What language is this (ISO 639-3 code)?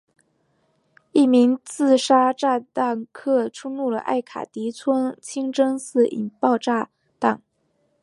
zho